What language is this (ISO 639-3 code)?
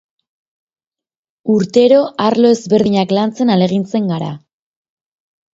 eus